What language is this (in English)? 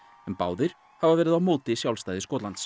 Icelandic